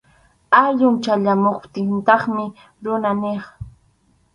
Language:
Arequipa-La Unión Quechua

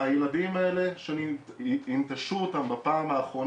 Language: Hebrew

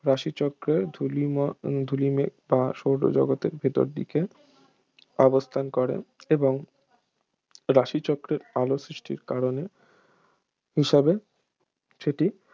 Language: Bangla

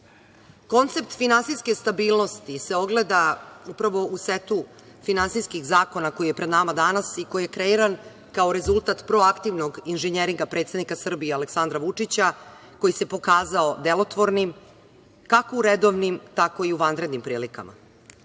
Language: Serbian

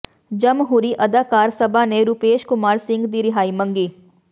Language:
Punjabi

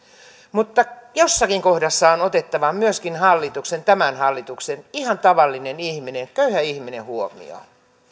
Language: Finnish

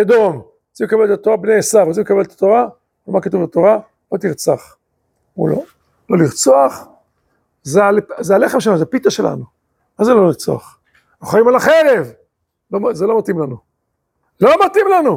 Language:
Hebrew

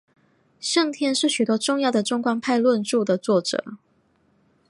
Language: Chinese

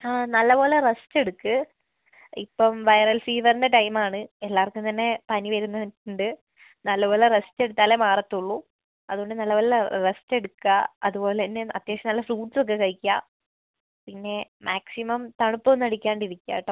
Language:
Malayalam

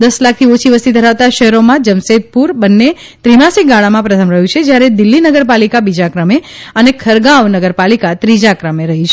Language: Gujarati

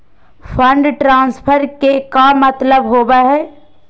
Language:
Magahi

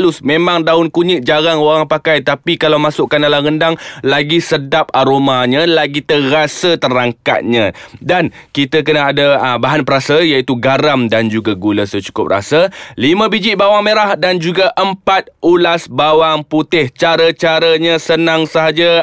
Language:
Malay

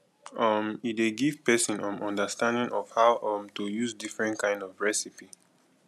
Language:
Nigerian Pidgin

